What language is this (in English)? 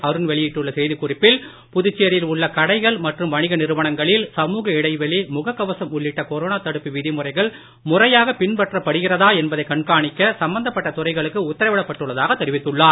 Tamil